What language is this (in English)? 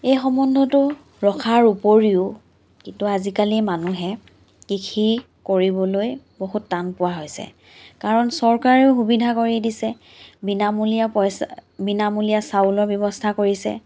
Assamese